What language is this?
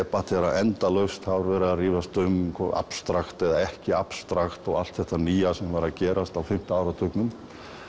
Icelandic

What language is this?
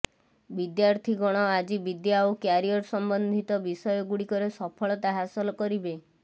Odia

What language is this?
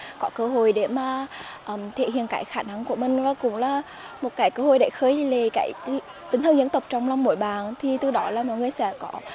Vietnamese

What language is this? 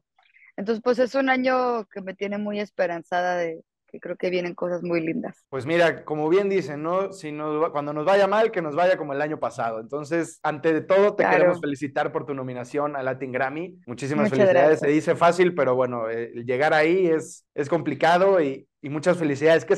Spanish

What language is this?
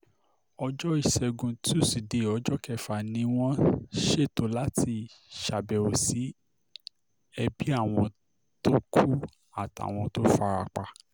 Yoruba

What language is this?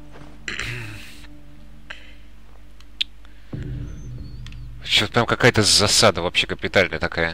Russian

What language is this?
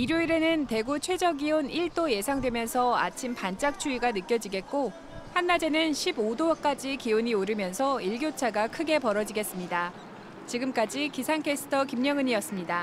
Korean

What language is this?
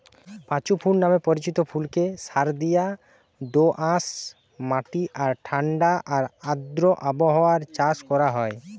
Bangla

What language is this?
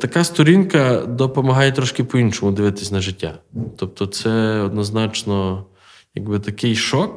Ukrainian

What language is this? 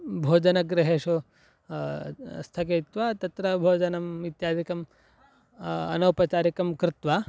Sanskrit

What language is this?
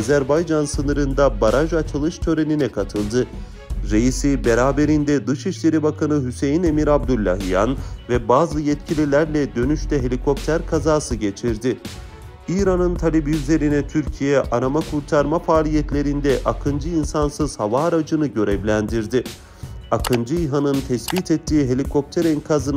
Turkish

